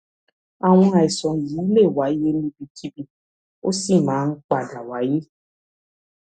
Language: Yoruba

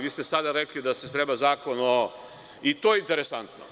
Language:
Serbian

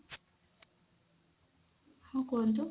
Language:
Odia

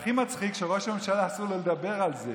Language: Hebrew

